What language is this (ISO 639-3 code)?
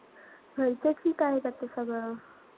mar